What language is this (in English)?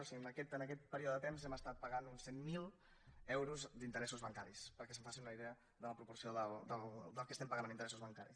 Catalan